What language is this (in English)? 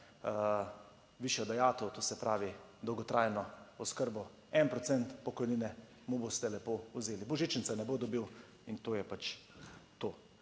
Slovenian